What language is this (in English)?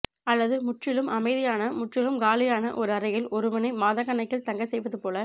Tamil